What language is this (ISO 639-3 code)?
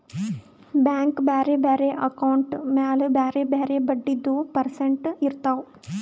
kan